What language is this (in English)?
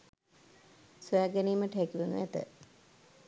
Sinhala